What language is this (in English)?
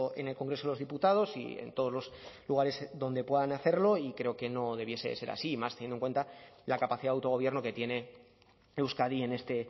Spanish